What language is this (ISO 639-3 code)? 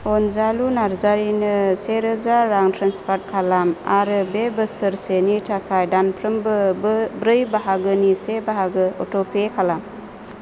brx